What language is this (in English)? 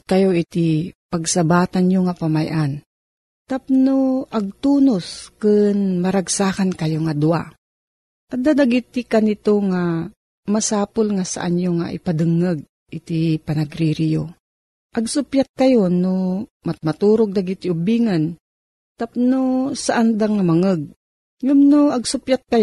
Filipino